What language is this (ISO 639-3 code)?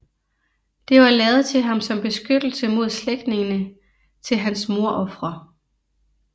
dan